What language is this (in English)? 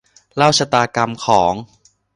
Thai